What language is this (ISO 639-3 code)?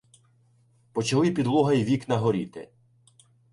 ukr